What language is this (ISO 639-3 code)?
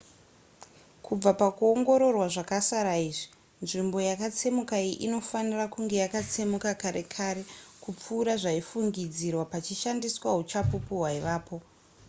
sna